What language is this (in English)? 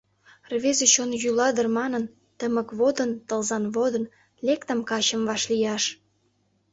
Mari